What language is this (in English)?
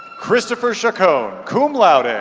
English